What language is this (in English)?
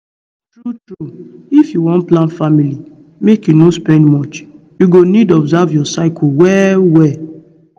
Nigerian Pidgin